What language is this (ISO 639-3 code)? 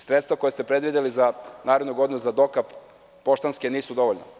srp